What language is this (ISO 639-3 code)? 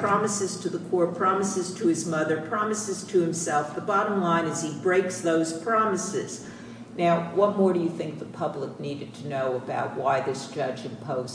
eng